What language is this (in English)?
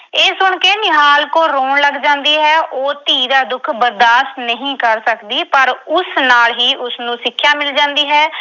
Punjabi